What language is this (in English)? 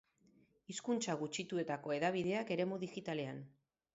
Basque